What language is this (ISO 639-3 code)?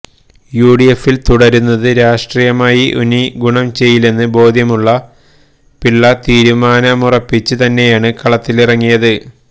mal